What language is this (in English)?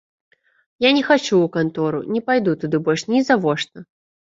Belarusian